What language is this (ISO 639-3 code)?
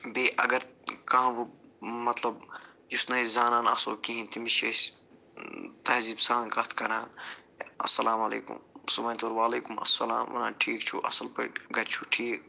kas